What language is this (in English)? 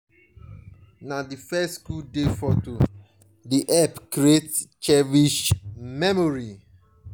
Nigerian Pidgin